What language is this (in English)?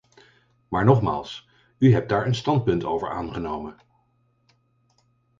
Dutch